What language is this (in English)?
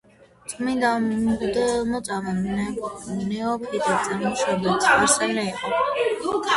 Georgian